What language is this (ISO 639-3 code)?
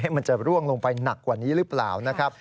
tha